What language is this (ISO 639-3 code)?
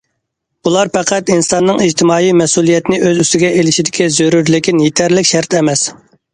uig